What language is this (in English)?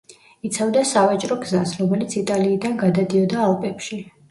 Georgian